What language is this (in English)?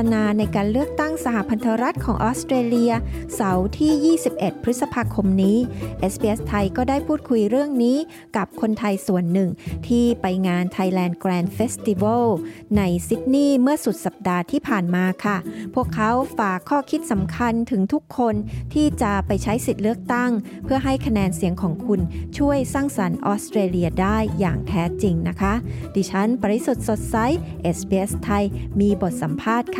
Thai